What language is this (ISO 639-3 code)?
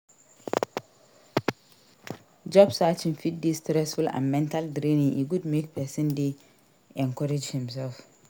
pcm